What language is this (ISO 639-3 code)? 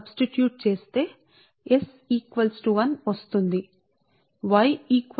tel